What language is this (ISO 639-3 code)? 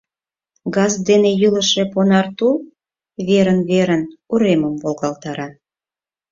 chm